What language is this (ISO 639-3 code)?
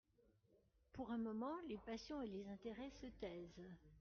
fra